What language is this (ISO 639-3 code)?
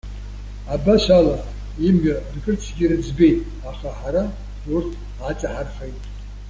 abk